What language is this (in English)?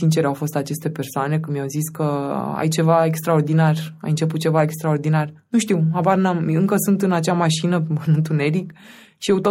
Romanian